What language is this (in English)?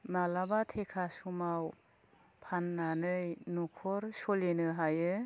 Bodo